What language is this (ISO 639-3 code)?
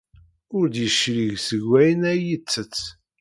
kab